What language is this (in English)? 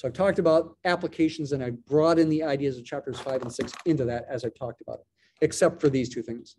English